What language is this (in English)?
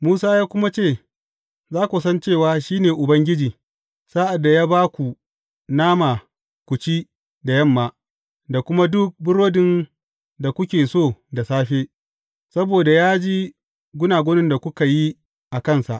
Hausa